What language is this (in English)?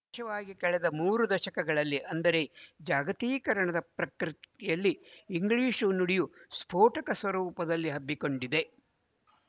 Kannada